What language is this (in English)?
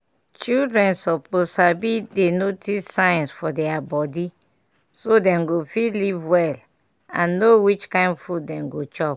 Nigerian Pidgin